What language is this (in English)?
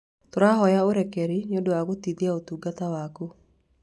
Kikuyu